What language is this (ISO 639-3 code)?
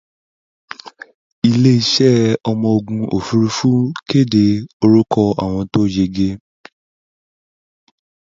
yor